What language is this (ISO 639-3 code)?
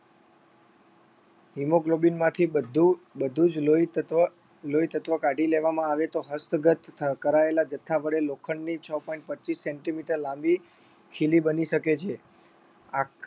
guj